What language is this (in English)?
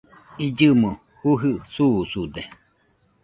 Nüpode Huitoto